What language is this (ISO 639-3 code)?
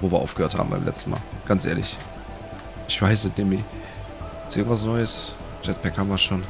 deu